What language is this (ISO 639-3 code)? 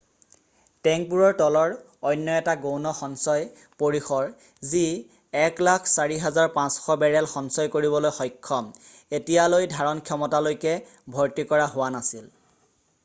asm